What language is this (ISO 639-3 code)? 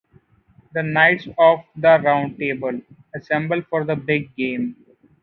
eng